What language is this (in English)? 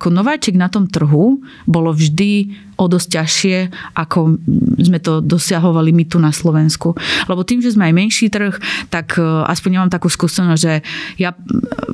Slovak